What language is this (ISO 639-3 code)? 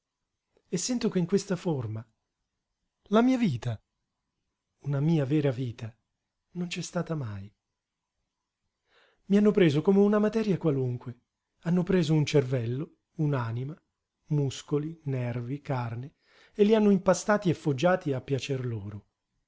ita